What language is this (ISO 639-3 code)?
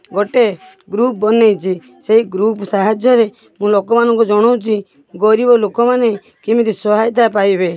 ori